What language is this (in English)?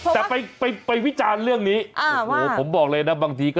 Thai